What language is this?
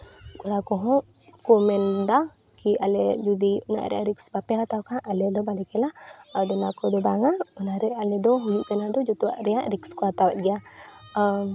Santali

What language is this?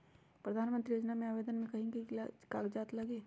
Magahi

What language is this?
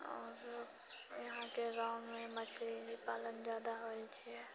Maithili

